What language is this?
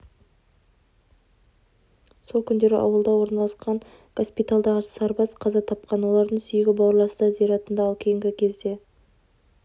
Kazakh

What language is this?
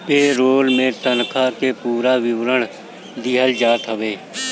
Bhojpuri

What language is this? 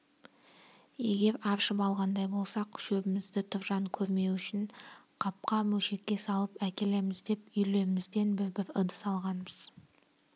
Kazakh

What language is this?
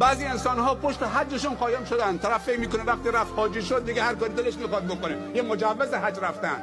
Persian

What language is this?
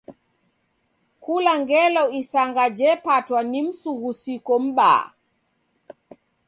Taita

